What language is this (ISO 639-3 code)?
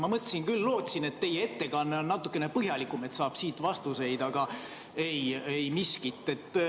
est